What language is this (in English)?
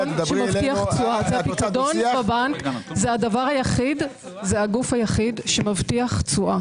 Hebrew